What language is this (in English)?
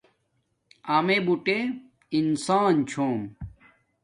Domaaki